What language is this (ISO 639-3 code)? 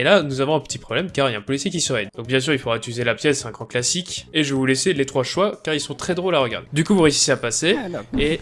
fra